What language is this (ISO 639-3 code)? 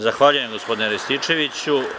srp